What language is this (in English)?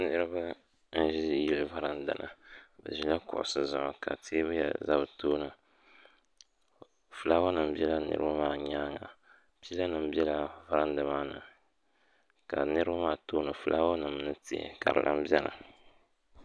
Dagbani